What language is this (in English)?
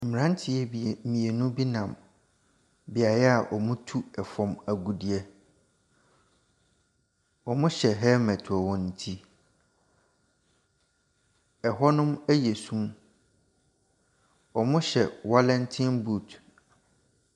Akan